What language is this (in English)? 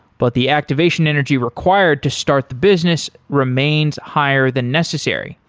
English